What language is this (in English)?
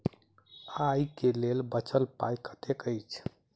Maithili